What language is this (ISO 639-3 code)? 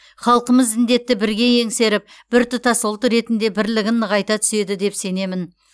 kaz